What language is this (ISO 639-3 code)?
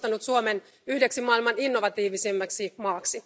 fin